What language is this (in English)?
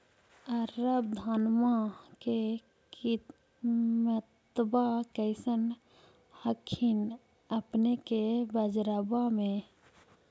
Magahi